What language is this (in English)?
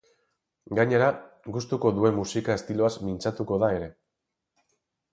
Basque